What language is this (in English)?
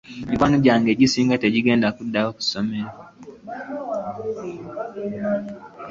Ganda